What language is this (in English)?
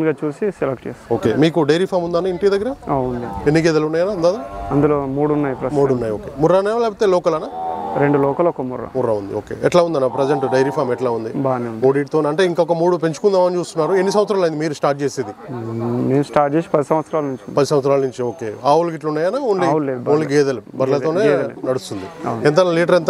Telugu